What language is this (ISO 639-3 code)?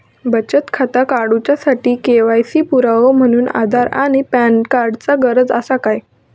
mar